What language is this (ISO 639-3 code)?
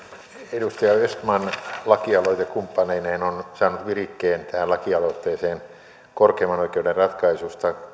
fin